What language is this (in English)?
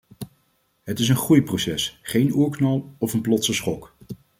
Dutch